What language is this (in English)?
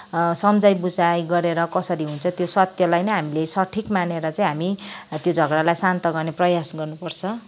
Nepali